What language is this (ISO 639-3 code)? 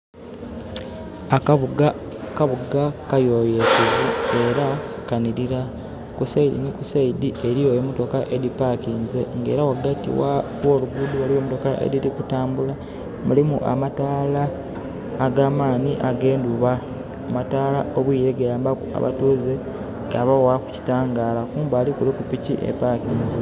xog